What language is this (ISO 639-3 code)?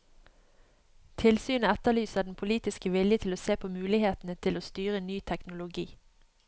nor